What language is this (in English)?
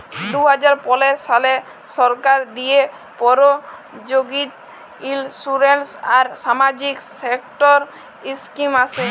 Bangla